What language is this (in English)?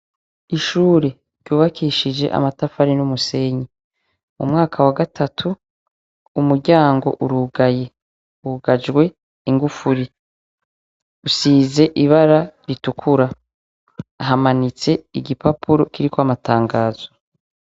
Rundi